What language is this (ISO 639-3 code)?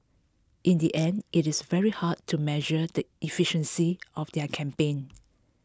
eng